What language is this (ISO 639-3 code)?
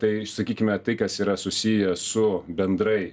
lit